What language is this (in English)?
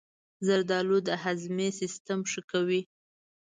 Pashto